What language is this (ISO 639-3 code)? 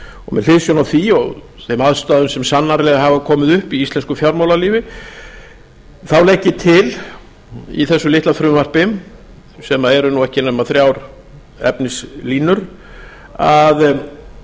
isl